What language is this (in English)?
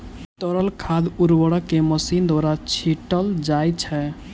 Maithili